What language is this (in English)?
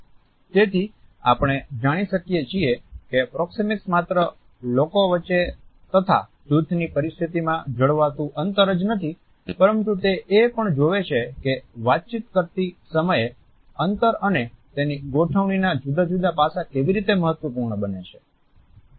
Gujarati